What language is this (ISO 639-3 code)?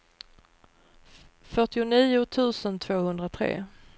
swe